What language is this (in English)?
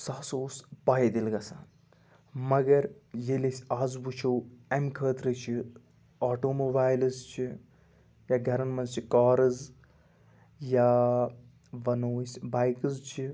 Kashmiri